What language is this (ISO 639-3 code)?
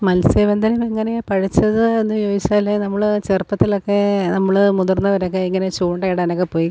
mal